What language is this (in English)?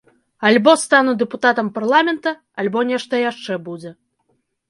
Belarusian